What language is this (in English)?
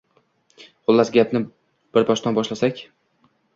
Uzbek